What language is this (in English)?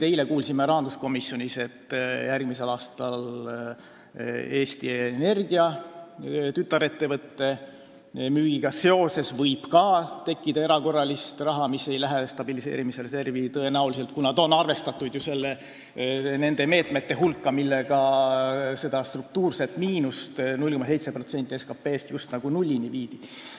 Estonian